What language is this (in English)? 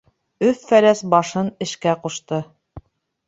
Bashkir